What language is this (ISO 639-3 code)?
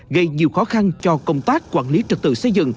vie